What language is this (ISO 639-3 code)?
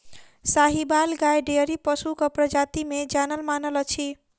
mai